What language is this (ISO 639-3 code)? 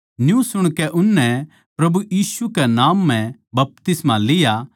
bgc